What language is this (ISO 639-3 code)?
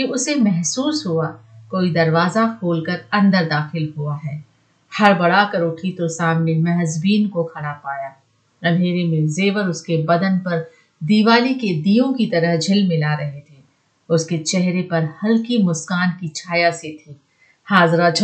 hin